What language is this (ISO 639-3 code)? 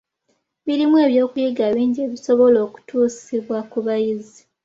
lug